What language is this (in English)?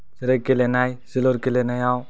Bodo